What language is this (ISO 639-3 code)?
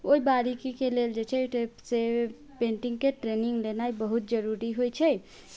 mai